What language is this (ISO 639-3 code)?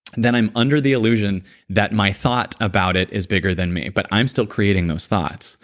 eng